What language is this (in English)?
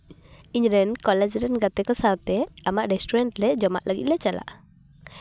Santali